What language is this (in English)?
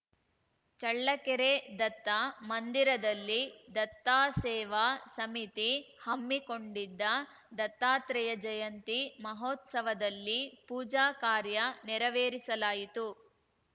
Kannada